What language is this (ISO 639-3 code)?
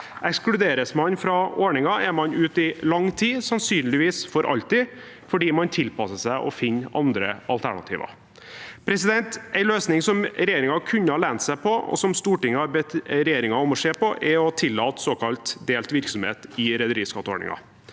nor